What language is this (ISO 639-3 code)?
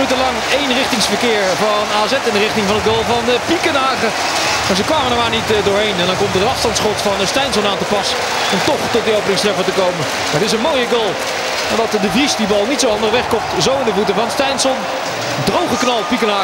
nld